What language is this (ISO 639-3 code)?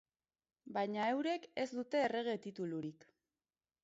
eus